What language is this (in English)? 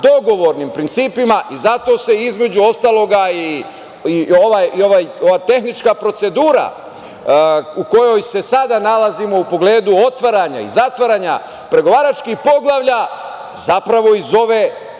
Serbian